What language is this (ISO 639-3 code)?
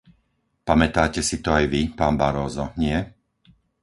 slk